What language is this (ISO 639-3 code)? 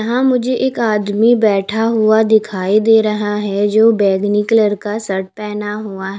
hin